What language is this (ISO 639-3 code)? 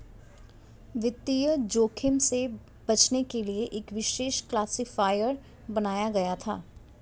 hin